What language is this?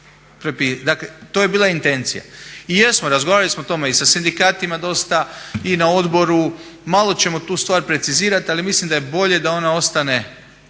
Croatian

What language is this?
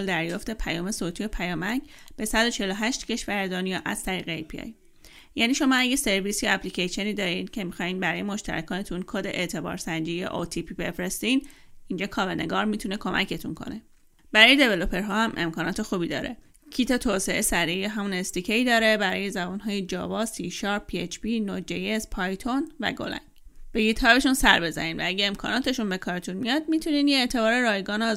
Persian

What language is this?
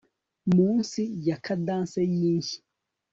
Kinyarwanda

